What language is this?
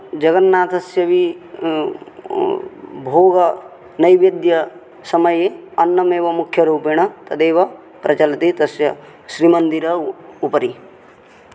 Sanskrit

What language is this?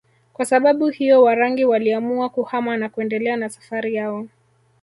Swahili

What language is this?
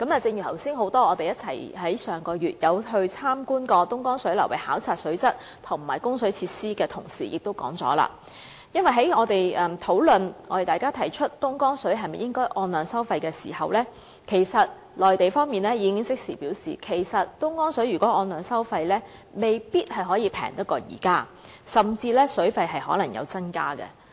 Cantonese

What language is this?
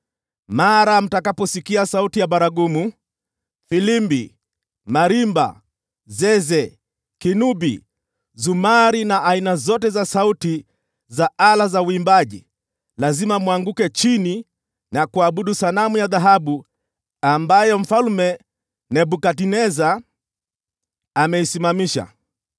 Swahili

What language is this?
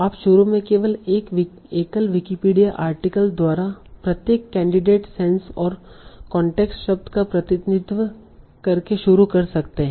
Hindi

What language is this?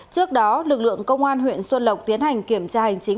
Vietnamese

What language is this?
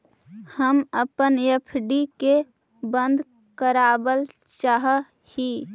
Magahi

